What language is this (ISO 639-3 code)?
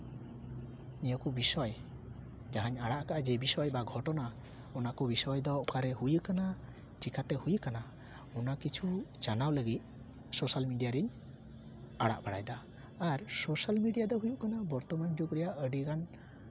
sat